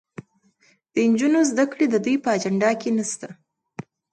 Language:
Pashto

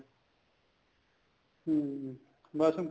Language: Punjabi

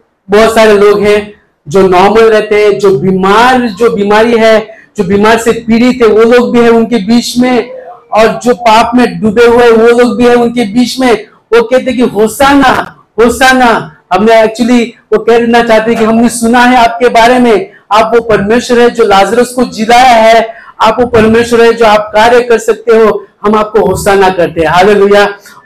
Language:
Hindi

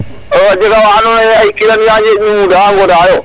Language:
Serer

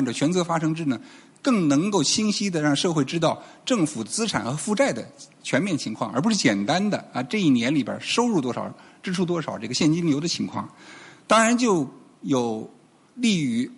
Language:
Chinese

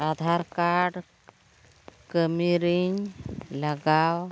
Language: Santali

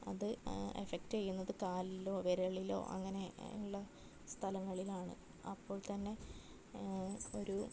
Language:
Malayalam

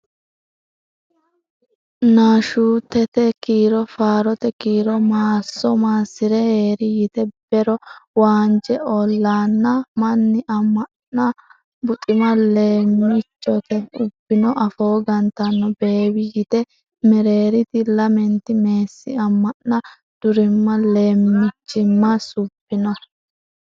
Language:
Sidamo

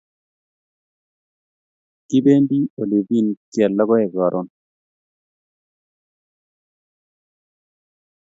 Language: Kalenjin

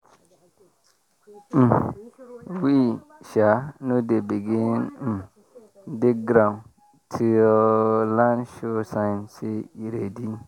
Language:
Nigerian Pidgin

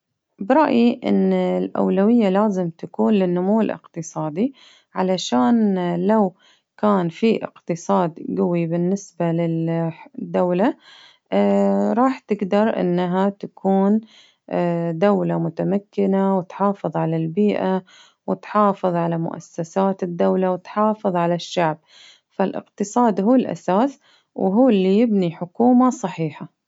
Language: Baharna Arabic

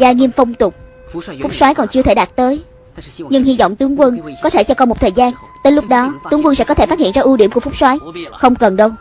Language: Vietnamese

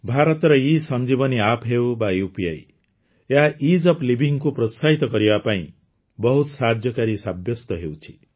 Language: Odia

